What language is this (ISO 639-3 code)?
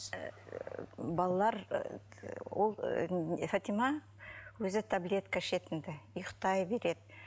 kaz